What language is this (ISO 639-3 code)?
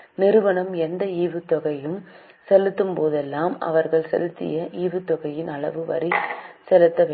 tam